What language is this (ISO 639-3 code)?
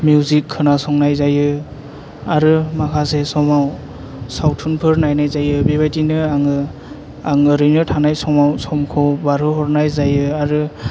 brx